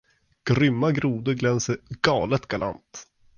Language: Swedish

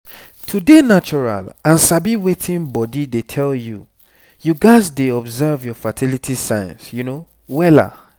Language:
Nigerian Pidgin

